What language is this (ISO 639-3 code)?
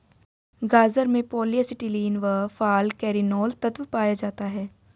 hin